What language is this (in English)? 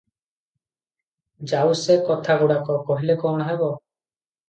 Odia